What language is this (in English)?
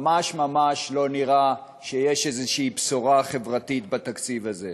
Hebrew